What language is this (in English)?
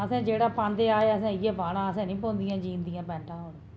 Dogri